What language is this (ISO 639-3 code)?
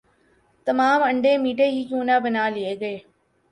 urd